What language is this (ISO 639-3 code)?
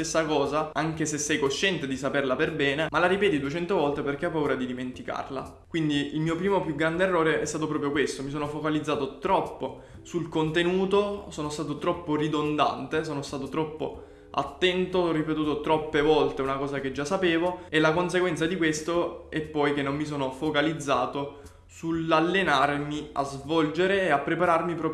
ita